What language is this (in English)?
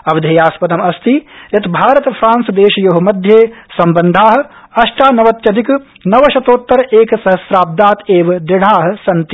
Sanskrit